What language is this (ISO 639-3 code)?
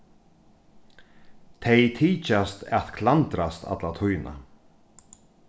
fao